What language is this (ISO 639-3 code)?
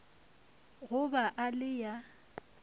nso